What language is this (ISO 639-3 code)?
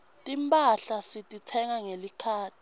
ssw